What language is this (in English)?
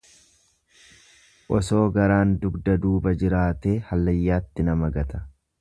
Oromo